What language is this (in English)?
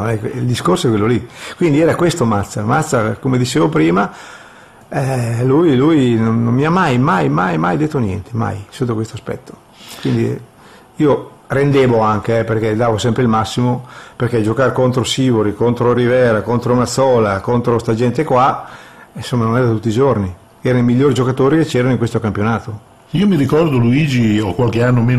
Italian